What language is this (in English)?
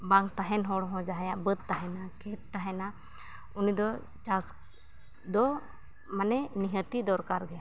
Santali